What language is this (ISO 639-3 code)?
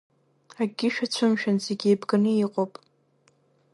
abk